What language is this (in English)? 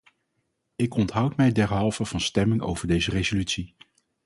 Dutch